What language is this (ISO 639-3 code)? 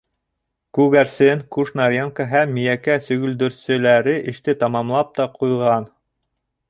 bak